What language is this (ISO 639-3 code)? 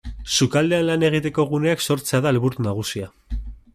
eus